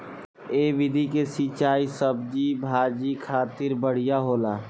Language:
Bhojpuri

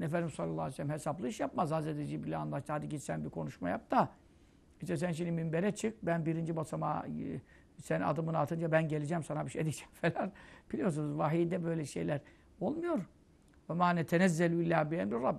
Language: Turkish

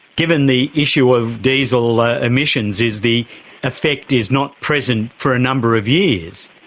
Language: English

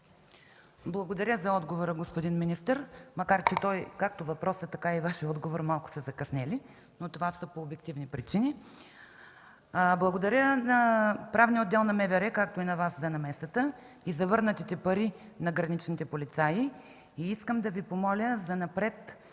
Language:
Bulgarian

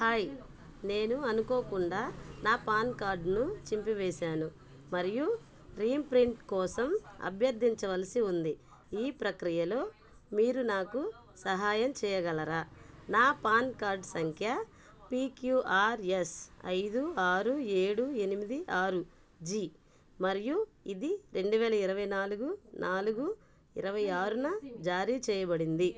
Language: Telugu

